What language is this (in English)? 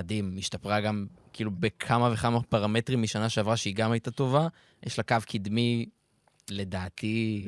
Hebrew